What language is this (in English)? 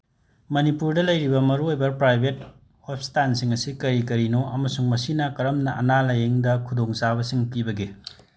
Manipuri